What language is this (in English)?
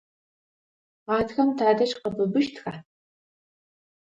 Adyghe